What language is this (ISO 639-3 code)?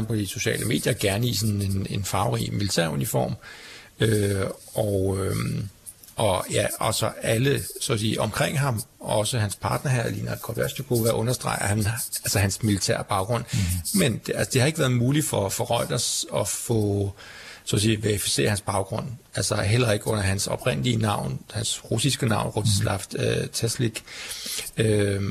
dan